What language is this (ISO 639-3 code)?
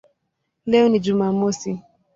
swa